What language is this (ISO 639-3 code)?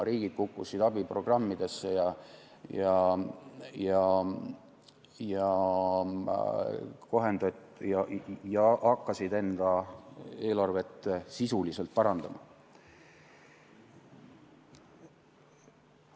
est